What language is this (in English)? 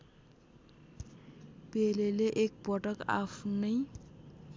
Nepali